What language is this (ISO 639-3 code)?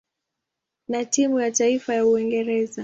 swa